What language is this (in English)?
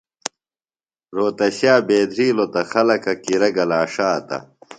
Phalura